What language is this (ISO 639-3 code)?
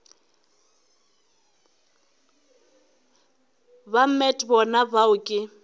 nso